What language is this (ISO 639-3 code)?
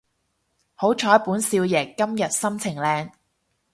yue